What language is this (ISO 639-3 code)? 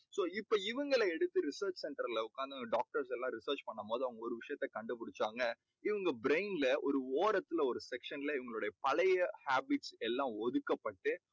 tam